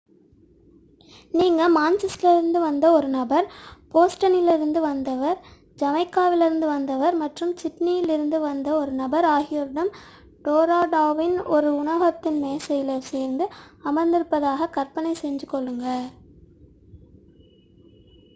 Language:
Tamil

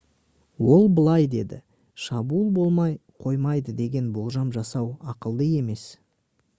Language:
Kazakh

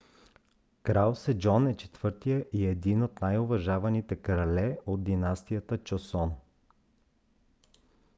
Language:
Bulgarian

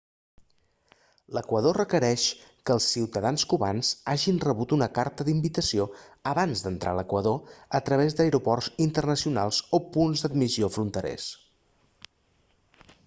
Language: Catalan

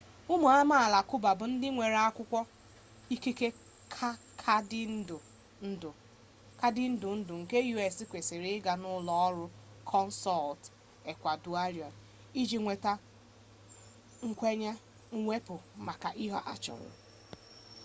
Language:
Igbo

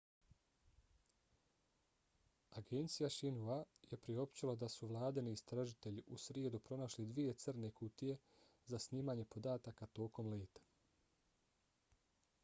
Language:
Bosnian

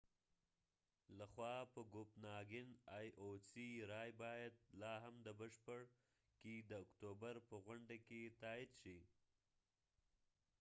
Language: Pashto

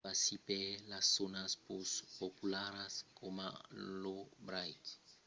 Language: Occitan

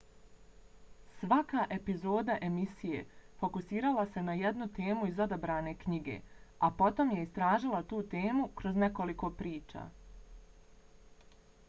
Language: Bosnian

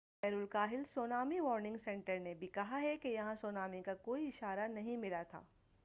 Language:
Urdu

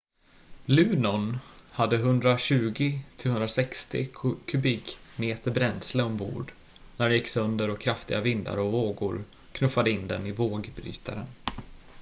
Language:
Swedish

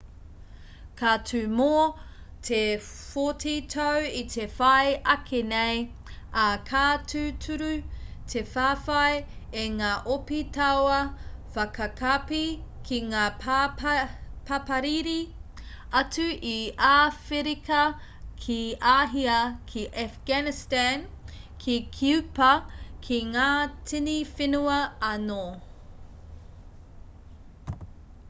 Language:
Māori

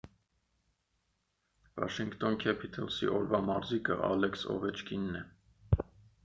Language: Armenian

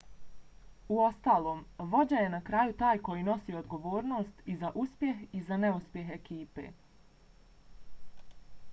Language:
Bosnian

